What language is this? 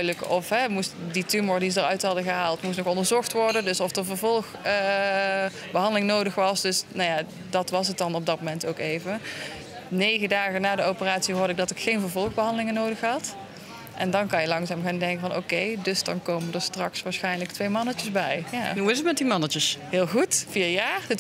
Dutch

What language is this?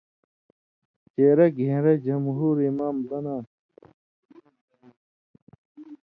Indus Kohistani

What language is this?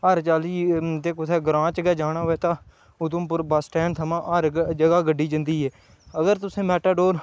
Dogri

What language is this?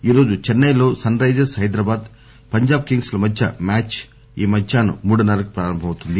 Telugu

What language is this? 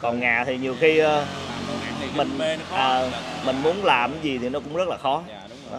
Vietnamese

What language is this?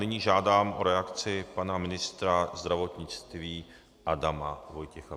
Czech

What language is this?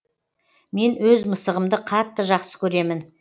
Kazakh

